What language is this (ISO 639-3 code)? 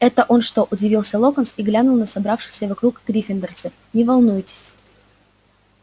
rus